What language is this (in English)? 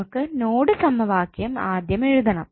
Malayalam